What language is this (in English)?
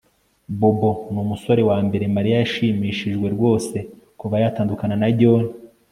Kinyarwanda